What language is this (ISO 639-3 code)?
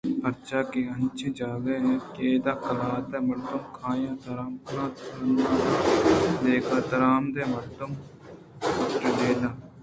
bgp